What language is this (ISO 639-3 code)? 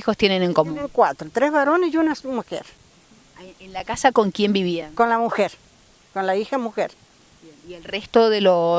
spa